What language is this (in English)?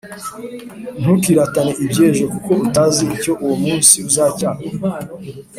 Kinyarwanda